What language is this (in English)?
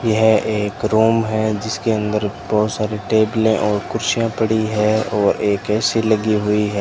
Hindi